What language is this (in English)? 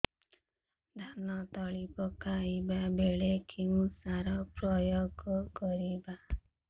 Odia